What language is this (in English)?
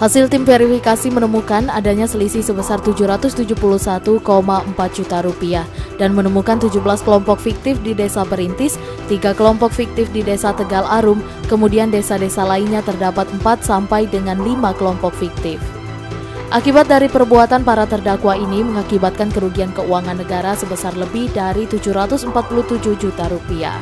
Indonesian